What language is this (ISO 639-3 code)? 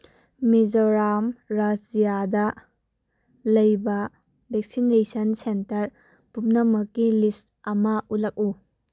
mni